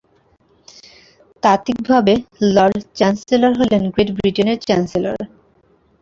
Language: Bangla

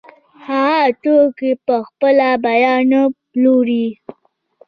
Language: Pashto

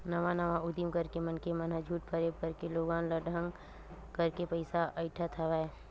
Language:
Chhattisgarhi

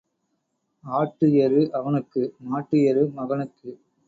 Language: Tamil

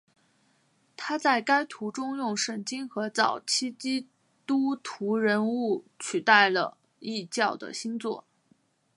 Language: Chinese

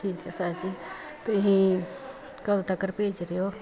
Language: Punjabi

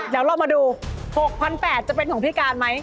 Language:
Thai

